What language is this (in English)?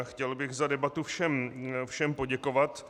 Czech